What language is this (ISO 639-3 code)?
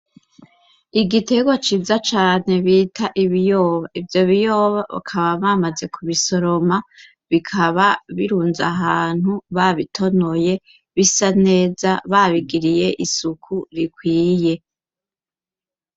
run